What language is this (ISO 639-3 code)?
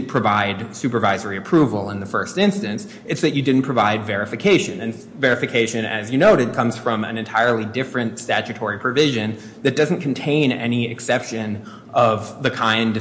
eng